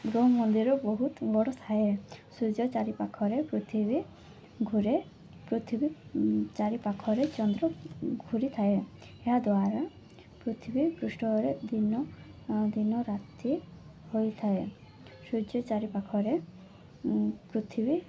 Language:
Odia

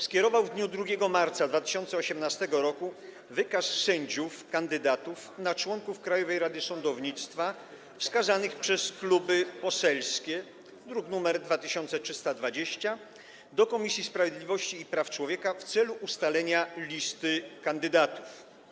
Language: Polish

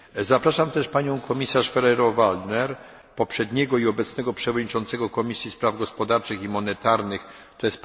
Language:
Polish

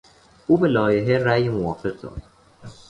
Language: Persian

